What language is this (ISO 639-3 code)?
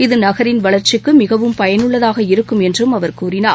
tam